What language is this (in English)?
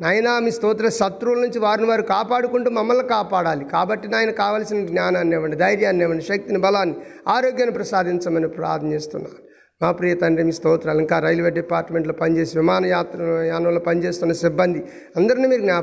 Telugu